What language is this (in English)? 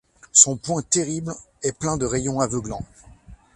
French